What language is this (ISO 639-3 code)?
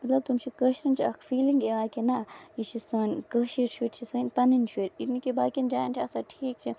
kas